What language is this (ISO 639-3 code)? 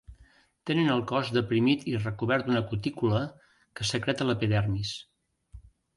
cat